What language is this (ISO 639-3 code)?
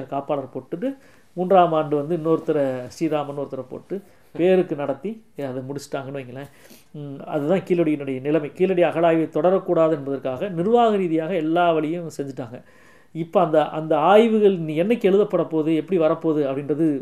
tam